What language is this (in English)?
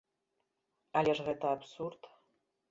Belarusian